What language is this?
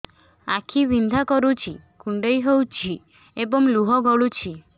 Odia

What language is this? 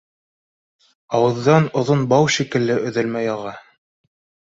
Bashkir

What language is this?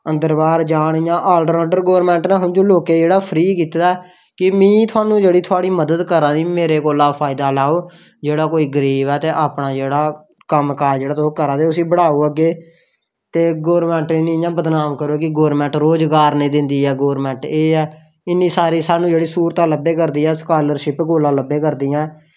Dogri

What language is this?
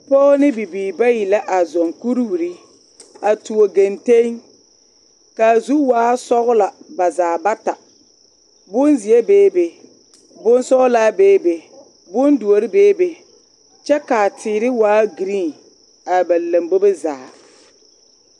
Southern Dagaare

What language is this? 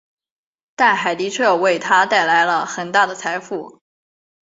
Chinese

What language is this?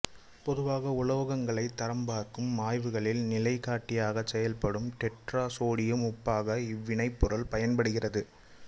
Tamil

